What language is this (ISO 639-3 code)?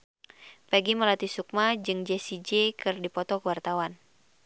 sun